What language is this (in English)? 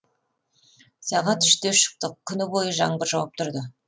Kazakh